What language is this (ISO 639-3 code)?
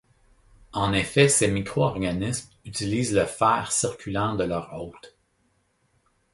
fra